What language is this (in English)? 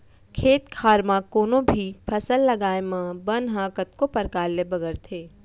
Chhattisgarhi